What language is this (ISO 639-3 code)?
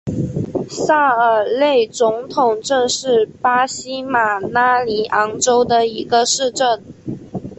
zho